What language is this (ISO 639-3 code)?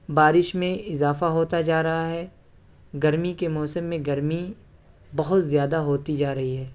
urd